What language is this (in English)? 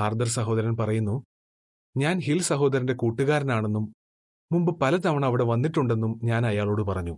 Malayalam